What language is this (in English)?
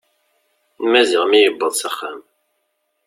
Kabyle